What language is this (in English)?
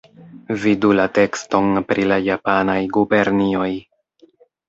Esperanto